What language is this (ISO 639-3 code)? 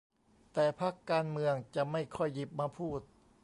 tha